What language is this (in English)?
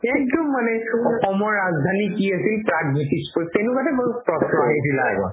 Assamese